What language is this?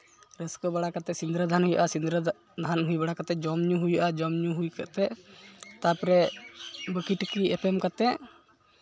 Santali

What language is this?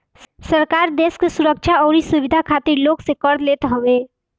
Bhojpuri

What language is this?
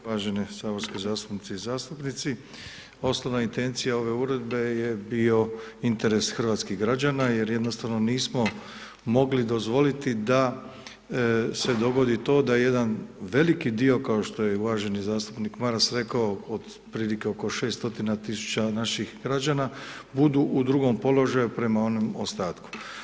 Croatian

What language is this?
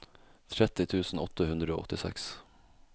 Norwegian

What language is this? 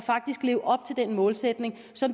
Danish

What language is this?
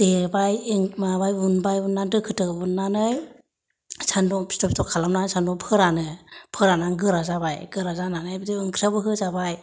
Bodo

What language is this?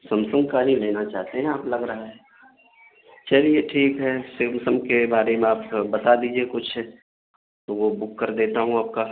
Urdu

